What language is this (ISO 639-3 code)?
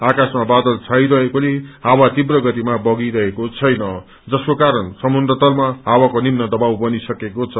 nep